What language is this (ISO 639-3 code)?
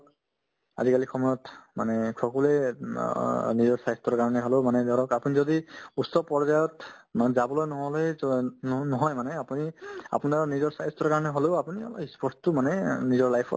asm